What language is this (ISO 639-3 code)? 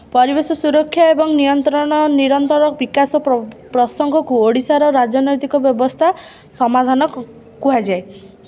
ori